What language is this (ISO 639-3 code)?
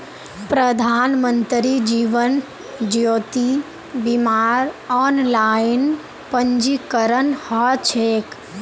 mag